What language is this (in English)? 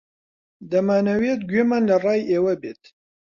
Central Kurdish